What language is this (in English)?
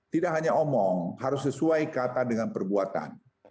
Indonesian